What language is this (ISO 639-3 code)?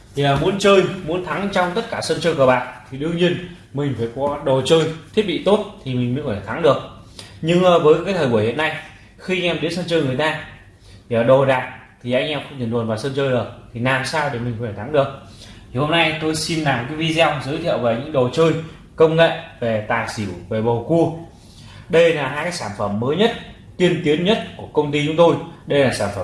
vie